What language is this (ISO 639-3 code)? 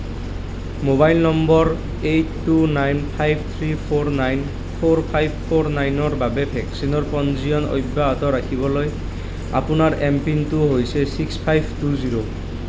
asm